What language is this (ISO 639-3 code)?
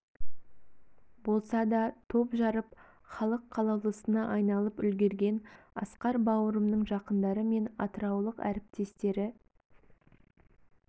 kaz